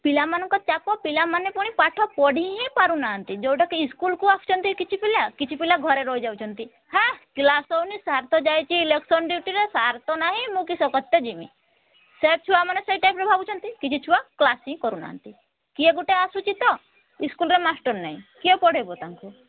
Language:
Odia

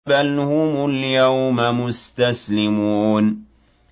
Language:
Arabic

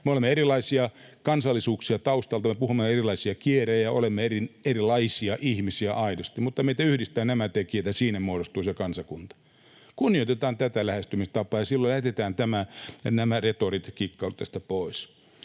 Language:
Finnish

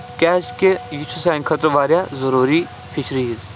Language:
Kashmiri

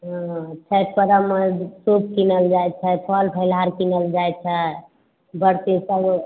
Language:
Maithili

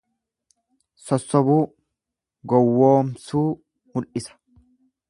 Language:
Oromo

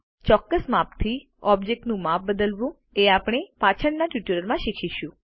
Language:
Gujarati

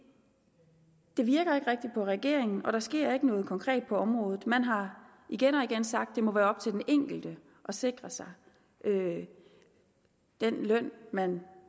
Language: Danish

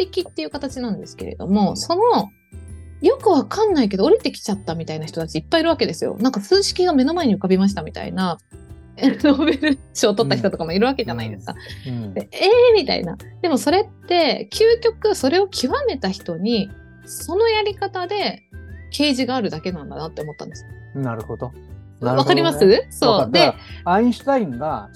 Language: Japanese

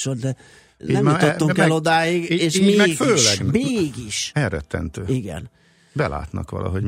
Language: Hungarian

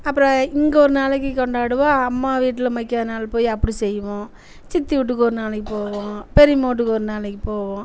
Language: Tamil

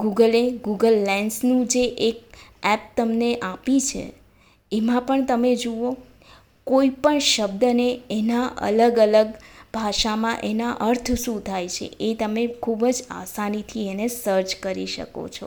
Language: Gujarati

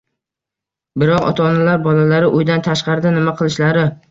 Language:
Uzbek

